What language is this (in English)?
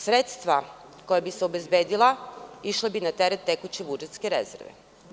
Serbian